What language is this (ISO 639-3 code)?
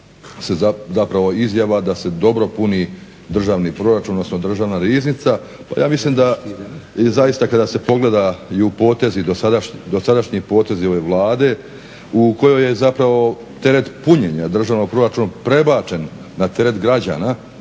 hrv